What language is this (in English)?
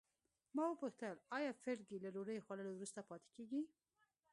Pashto